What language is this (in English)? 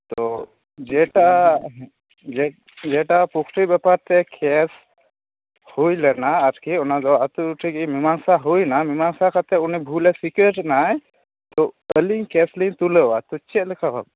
Santali